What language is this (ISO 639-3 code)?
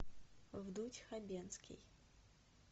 rus